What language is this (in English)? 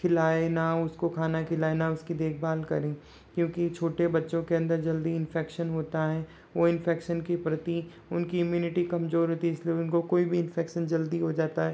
Hindi